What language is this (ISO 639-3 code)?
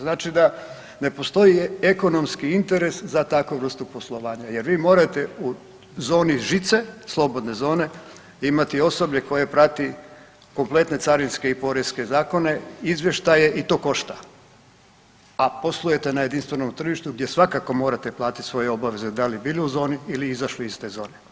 hrv